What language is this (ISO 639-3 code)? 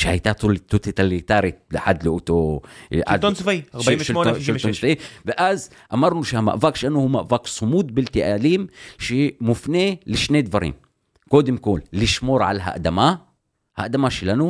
heb